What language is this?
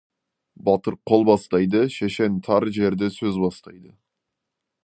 Kazakh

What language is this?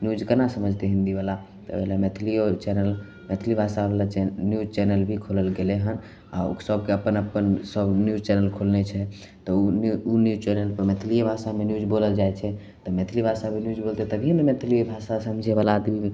Maithili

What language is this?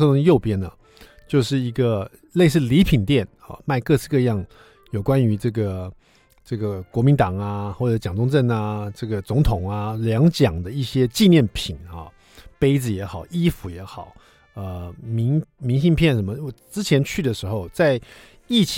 Chinese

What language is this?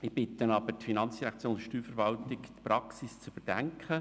Swiss German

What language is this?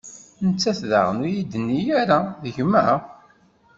Kabyle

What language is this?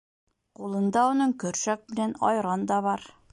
Bashkir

